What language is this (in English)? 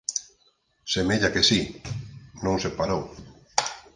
Galician